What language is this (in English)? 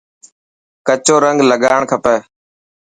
Dhatki